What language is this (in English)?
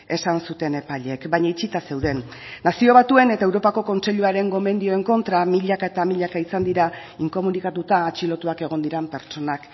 Basque